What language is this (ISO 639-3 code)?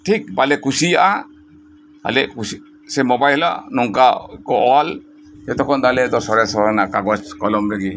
sat